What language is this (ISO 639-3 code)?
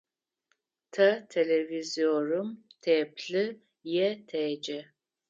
ady